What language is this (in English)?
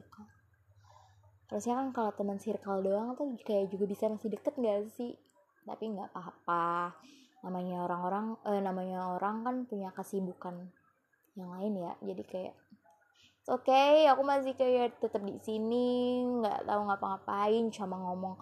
Indonesian